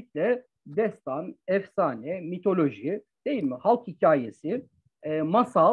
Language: Turkish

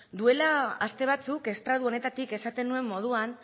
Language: Basque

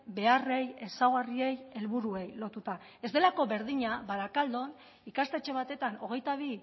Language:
Basque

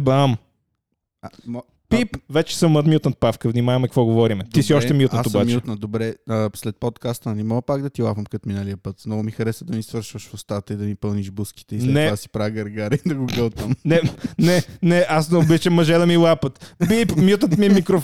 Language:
Bulgarian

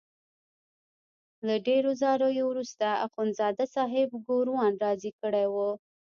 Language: Pashto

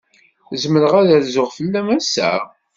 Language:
Kabyle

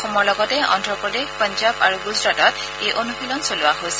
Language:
Assamese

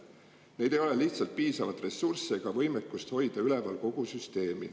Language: Estonian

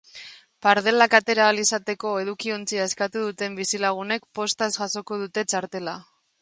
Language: Basque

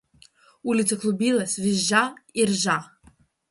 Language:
Russian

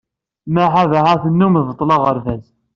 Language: Kabyle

